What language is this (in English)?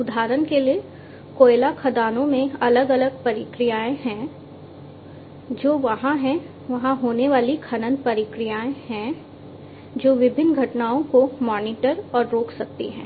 Hindi